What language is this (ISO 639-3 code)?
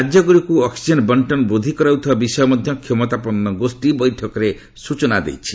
ori